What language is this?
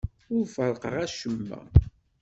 Kabyle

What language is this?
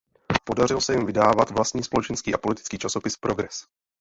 Czech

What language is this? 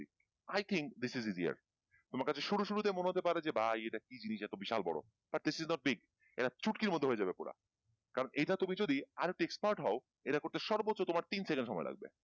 Bangla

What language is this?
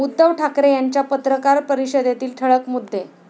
Marathi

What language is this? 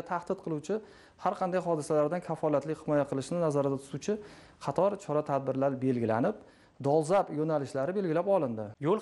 Turkish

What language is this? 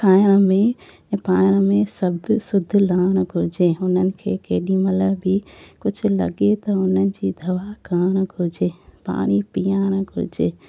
Sindhi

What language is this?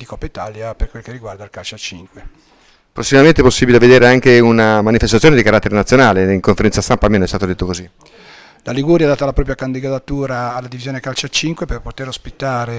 Italian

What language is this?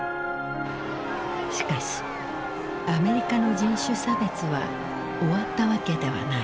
Japanese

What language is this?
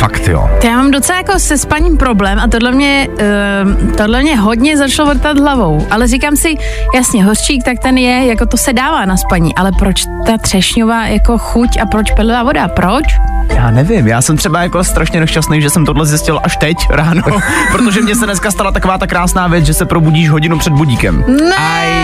Czech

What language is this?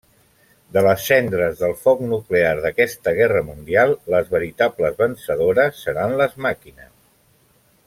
Catalan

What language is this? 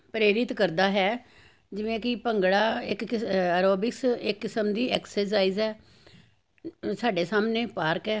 Punjabi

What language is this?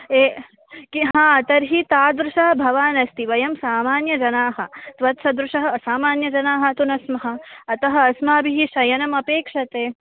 Sanskrit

